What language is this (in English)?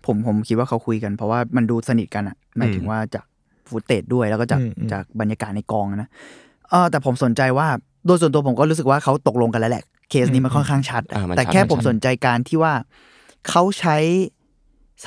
Thai